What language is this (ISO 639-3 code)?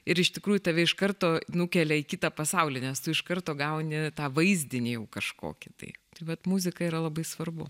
lit